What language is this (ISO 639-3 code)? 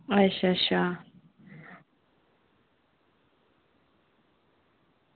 doi